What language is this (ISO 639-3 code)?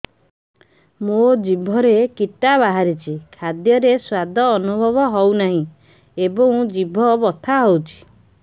ori